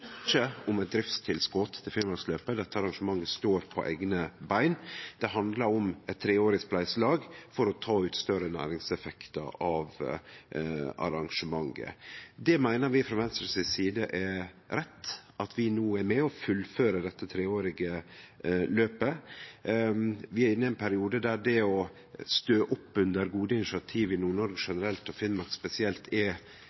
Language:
Norwegian Nynorsk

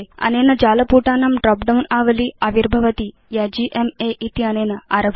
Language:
Sanskrit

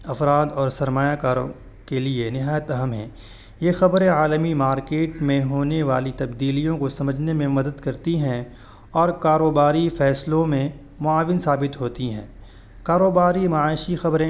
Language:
Urdu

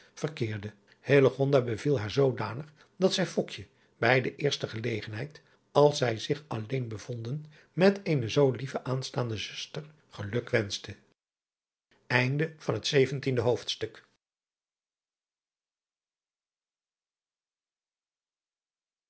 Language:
Dutch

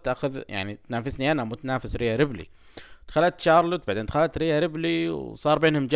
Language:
Arabic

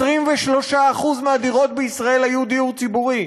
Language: Hebrew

